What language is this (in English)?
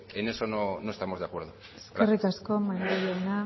Spanish